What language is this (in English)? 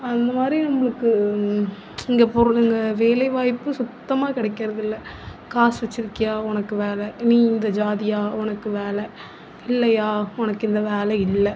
Tamil